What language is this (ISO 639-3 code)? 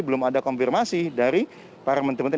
ind